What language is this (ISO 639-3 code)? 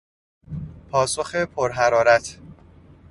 fas